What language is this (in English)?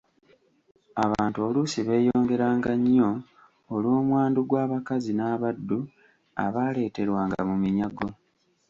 Ganda